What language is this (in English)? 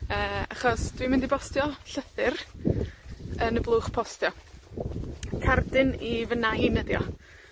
Welsh